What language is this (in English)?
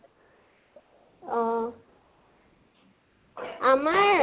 Assamese